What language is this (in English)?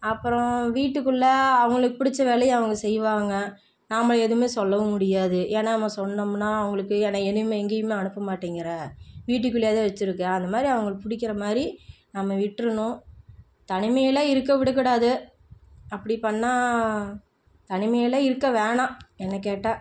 Tamil